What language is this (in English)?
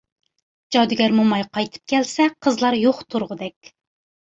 Uyghur